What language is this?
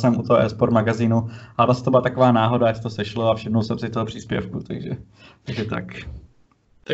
Czech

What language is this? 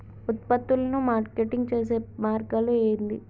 Telugu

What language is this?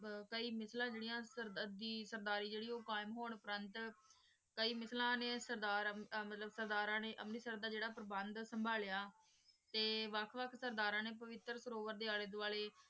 Punjabi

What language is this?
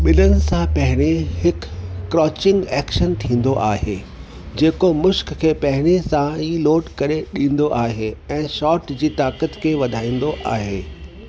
Sindhi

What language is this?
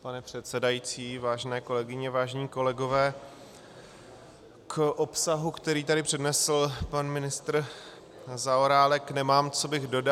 Czech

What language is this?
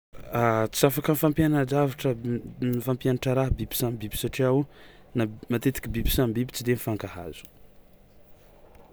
Tsimihety Malagasy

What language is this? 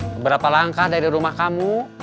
Indonesian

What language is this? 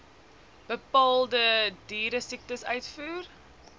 Afrikaans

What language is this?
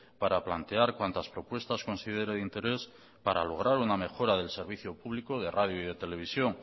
Spanish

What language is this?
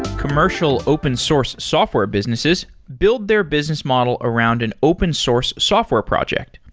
English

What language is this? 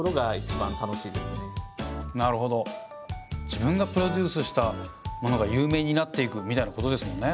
Japanese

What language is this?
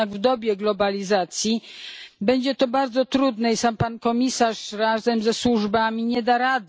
Polish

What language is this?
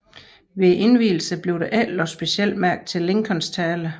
Danish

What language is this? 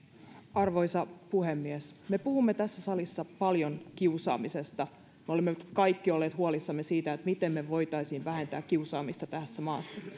Finnish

